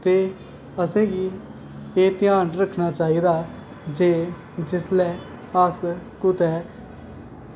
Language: Dogri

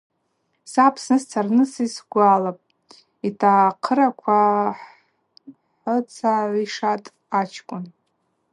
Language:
Abaza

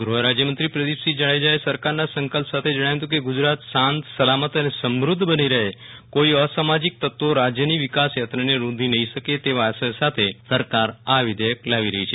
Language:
Gujarati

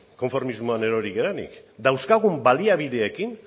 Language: Basque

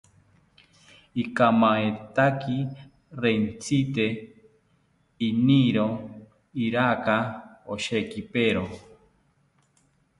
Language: South Ucayali Ashéninka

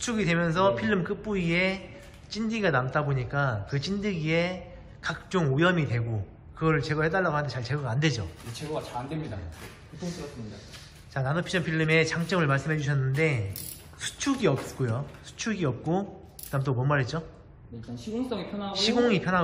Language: Korean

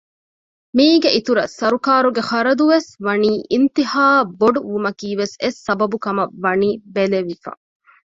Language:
Divehi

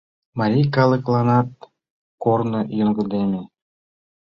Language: Mari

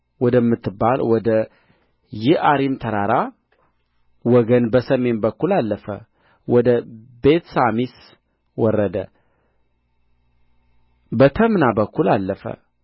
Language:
Amharic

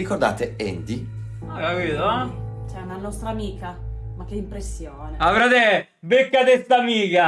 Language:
Italian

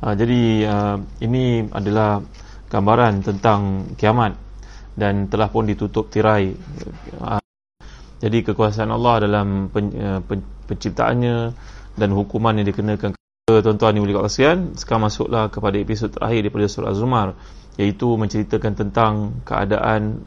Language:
Malay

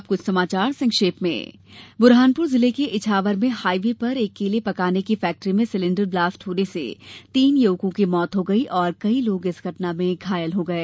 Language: Hindi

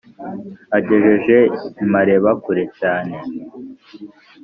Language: Kinyarwanda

